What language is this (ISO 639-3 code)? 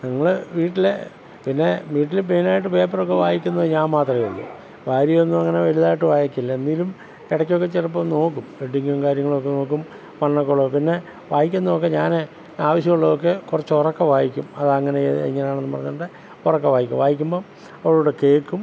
mal